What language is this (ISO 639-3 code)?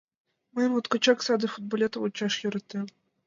chm